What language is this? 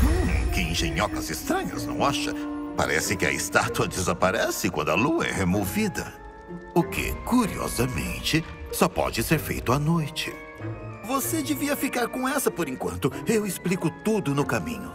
Portuguese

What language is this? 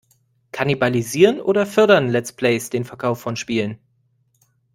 German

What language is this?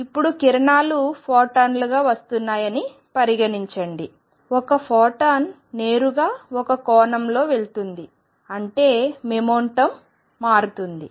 Telugu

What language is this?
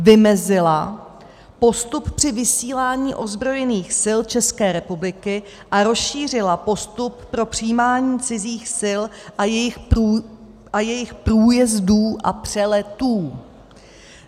Czech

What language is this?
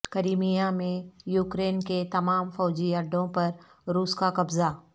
Urdu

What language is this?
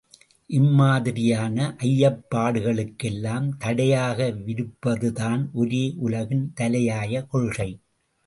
Tamil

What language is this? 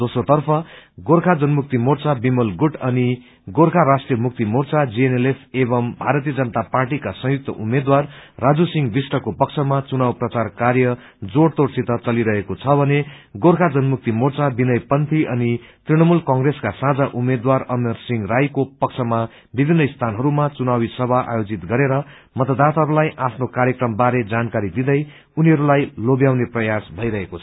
Nepali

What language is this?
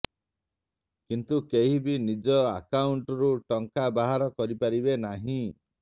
Odia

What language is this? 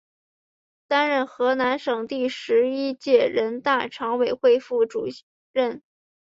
Chinese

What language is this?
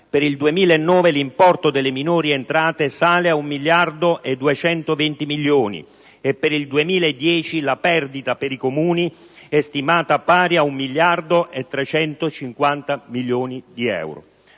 Italian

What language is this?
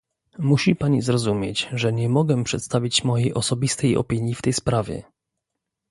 Polish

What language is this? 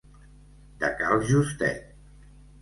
Catalan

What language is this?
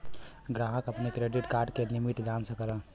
Bhojpuri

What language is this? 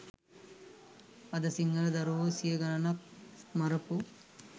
Sinhala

